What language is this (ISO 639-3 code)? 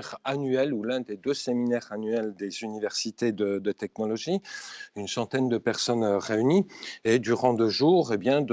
fra